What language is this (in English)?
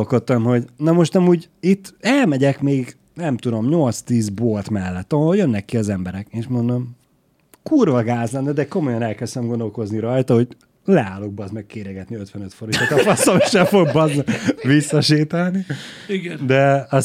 Hungarian